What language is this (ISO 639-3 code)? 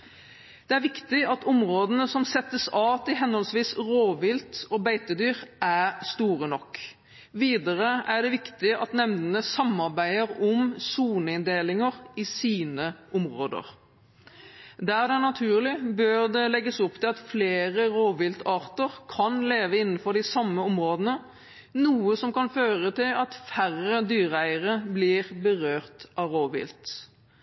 nob